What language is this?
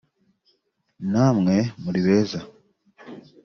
Kinyarwanda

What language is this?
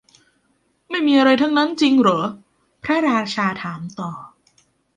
Thai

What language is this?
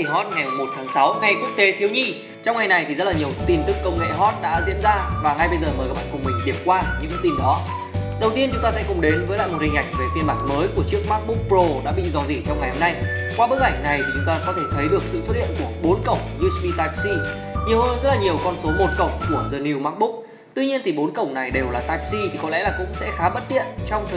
Vietnamese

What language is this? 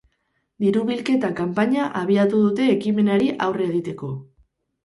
Basque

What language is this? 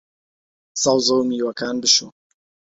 Central Kurdish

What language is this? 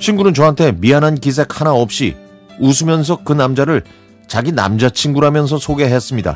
Korean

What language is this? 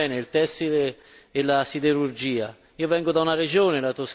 Italian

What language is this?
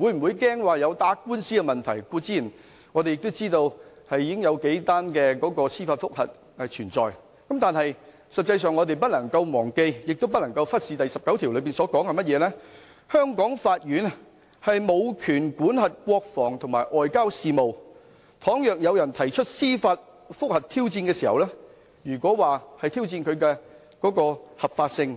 Cantonese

